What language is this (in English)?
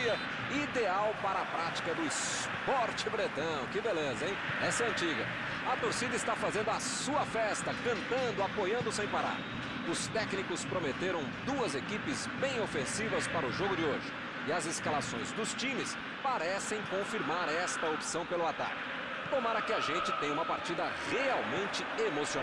Portuguese